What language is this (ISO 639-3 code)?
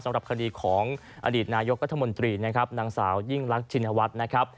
tha